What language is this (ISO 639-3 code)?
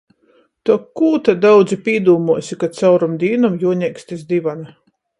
ltg